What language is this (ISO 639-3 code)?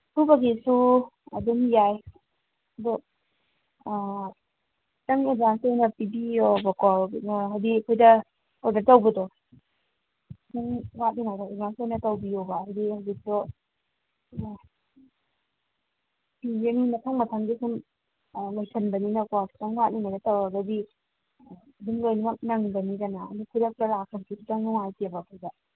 mni